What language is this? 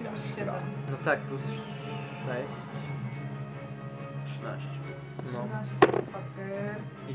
Polish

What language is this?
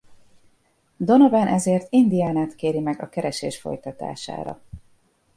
Hungarian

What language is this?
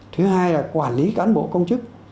Vietnamese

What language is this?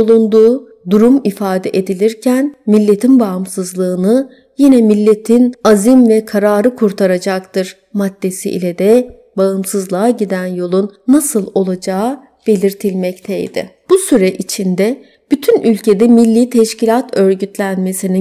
Turkish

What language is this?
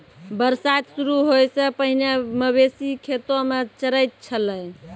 Maithili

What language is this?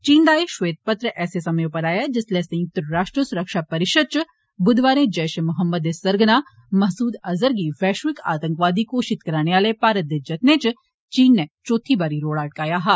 Dogri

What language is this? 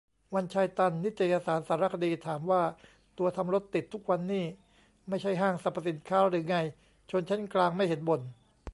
Thai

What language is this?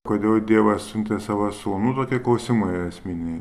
Lithuanian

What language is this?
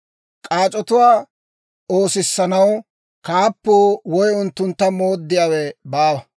Dawro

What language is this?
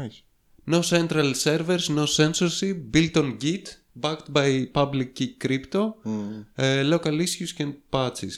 Greek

